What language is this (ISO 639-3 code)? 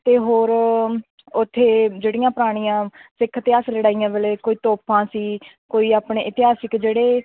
pan